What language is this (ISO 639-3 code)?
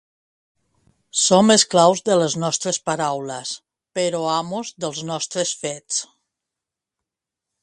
cat